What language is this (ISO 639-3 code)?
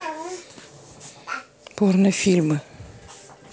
rus